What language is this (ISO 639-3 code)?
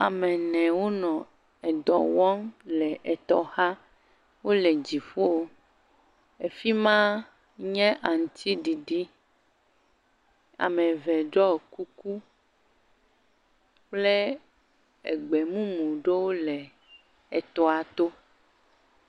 ewe